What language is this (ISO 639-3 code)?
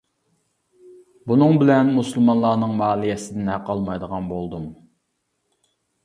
uig